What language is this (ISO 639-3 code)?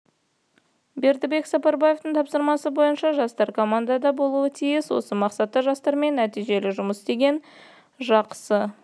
kaz